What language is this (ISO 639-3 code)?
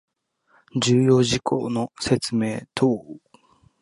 jpn